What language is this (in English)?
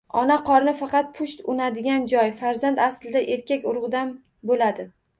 Uzbek